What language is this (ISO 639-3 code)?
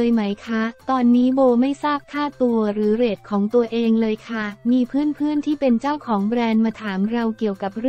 tha